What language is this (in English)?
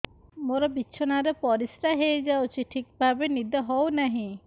Odia